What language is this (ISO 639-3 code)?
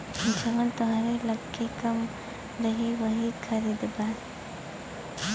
bho